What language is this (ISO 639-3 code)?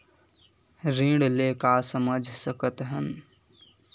hne